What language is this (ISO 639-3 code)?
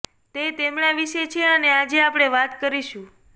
guj